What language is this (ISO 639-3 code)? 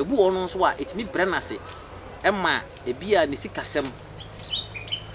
eng